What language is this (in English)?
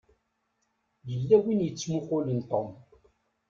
Kabyle